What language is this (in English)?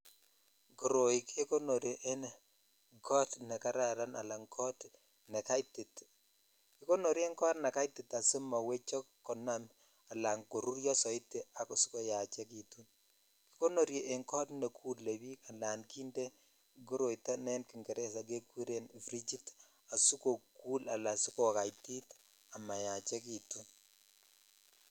Kalenjin